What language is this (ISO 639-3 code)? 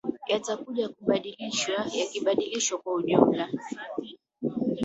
swa